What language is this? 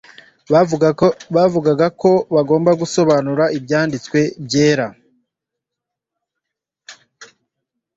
Kinyarwanda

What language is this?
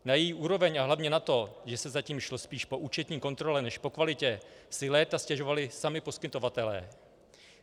Czech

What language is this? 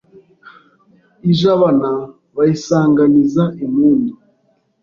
Kinyarwanda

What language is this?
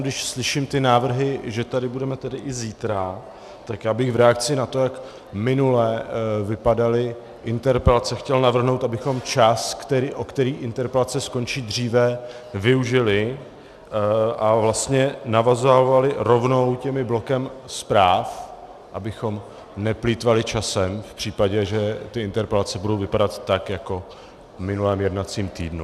Czech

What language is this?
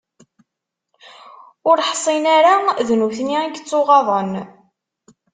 Kabyle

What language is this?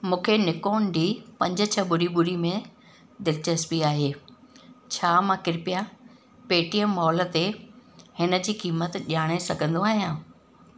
Sindhi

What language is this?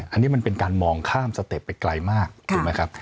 Thai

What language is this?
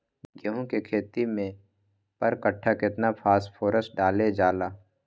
Magahi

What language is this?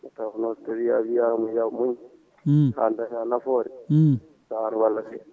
Fula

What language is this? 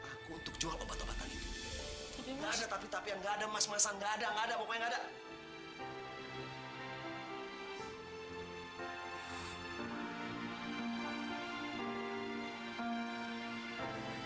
Indonesian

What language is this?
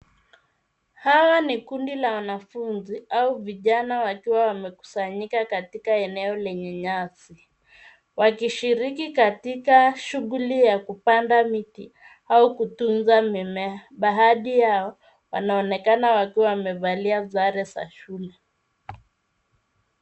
Swahili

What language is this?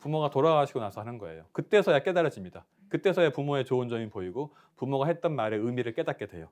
Korean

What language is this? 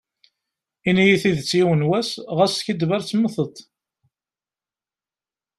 Kabyle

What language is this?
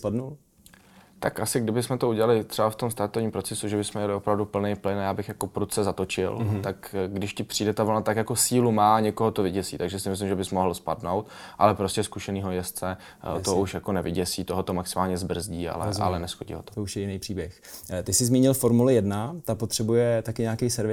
Czech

